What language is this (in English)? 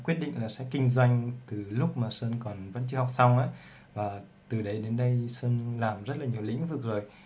Vietnamese